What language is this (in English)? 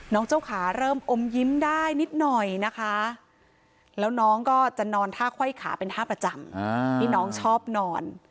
Thai